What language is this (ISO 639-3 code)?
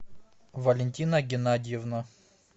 rus